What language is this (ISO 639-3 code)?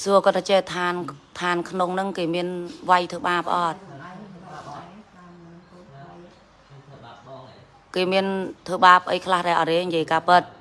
vie